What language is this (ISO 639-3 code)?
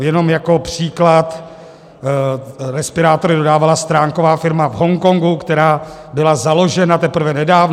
ces